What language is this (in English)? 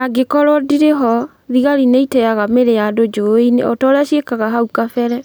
Kikuyu